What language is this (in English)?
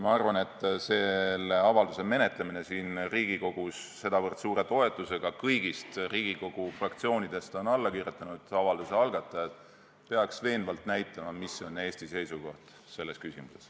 Estonian